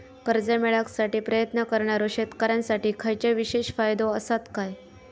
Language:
Marathi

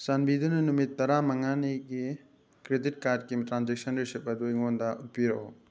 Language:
Manipuri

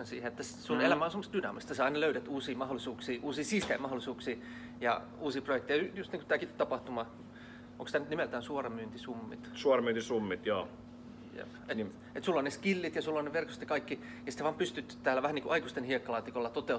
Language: Finnish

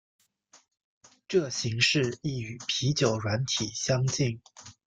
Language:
Chinese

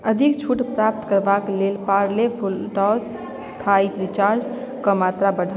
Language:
Maithili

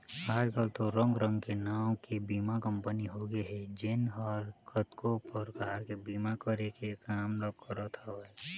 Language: Chhattisgarhi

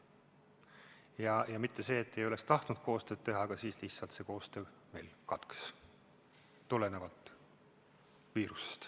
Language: Estonian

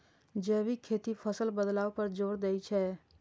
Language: Maithili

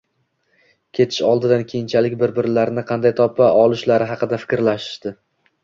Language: Uzbek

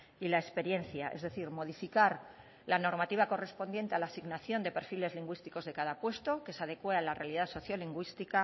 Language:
Spanish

